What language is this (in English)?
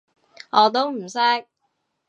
Cantonese